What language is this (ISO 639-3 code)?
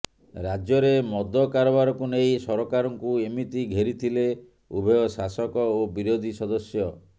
ori